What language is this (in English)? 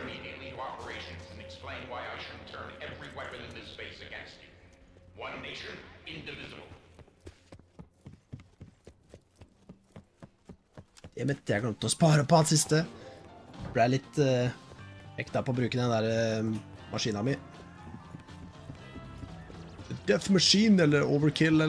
Norwegian